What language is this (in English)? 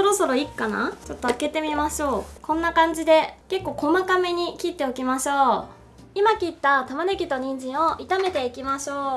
Japanese